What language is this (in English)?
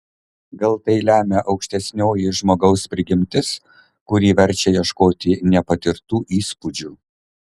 Lithuanian